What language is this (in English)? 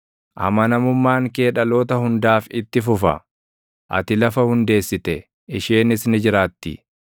Oromo